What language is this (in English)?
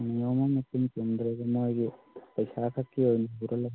Manipuri